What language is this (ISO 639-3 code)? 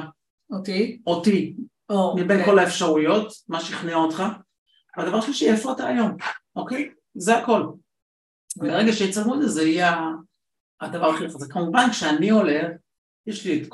heb